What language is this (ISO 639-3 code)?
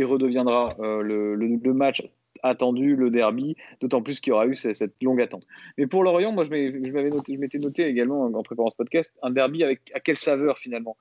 fra